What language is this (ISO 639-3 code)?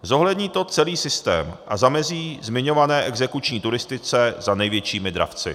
ces